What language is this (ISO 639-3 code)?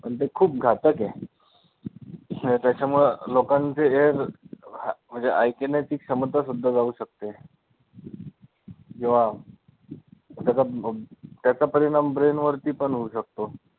mar